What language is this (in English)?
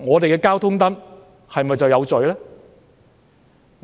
Cantonese